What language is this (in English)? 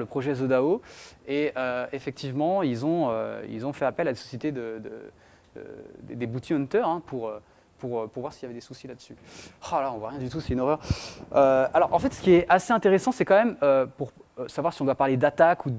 French